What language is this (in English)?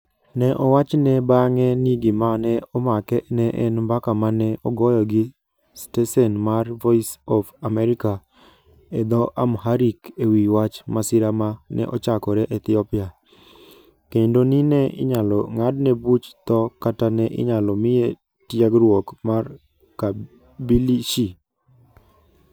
Luo (Kenya and Tanzania)